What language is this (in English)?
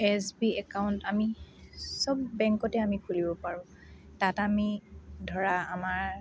Assamese